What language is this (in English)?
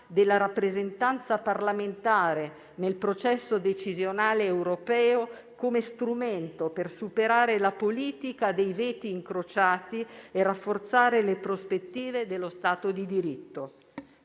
Italian